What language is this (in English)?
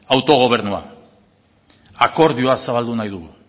Basque